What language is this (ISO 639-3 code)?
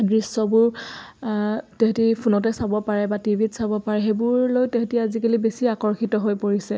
asm